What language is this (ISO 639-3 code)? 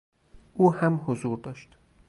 fas